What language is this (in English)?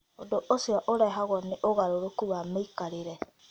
Kikuyu